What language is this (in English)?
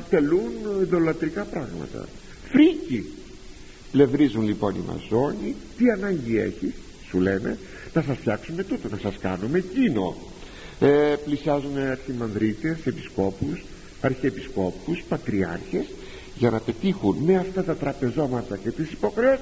Greek